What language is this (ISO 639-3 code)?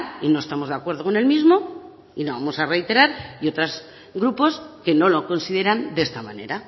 spa